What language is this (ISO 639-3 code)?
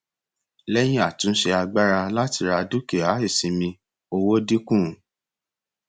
yor